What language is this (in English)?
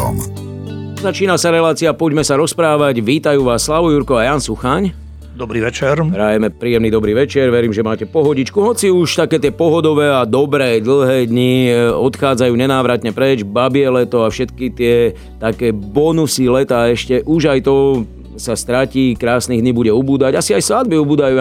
Slovak